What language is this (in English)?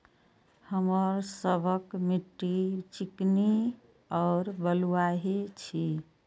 Maithili